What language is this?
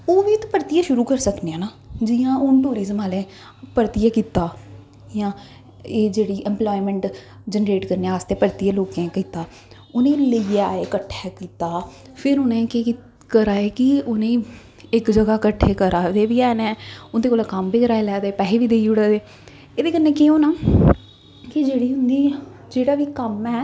Dogri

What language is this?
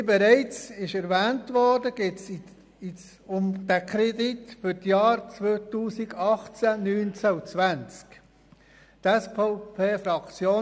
Swiss German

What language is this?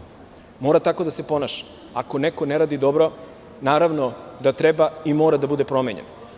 Serbian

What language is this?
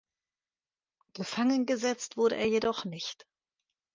German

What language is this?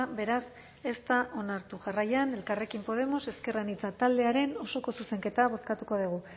Basque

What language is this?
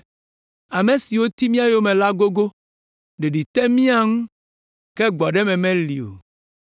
Ewe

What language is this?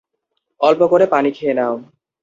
Bangla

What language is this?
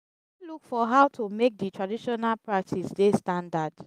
Nigerian Pidgin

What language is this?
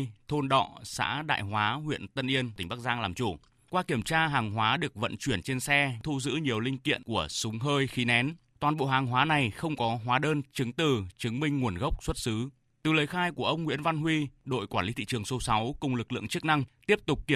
Vietnamese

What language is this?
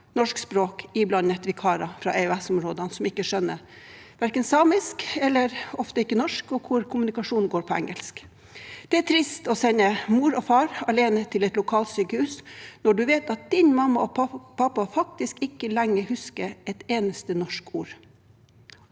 Norwegian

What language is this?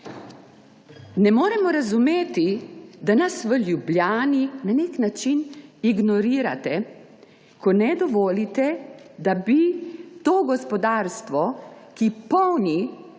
Slovenian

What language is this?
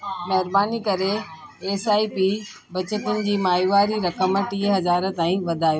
Sindhi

